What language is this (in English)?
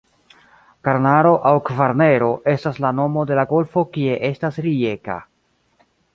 Esperanto